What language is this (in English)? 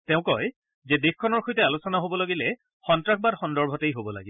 Assamese